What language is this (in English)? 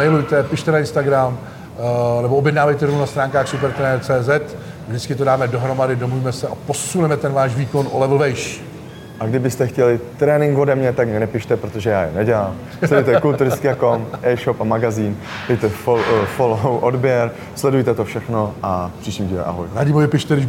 Czech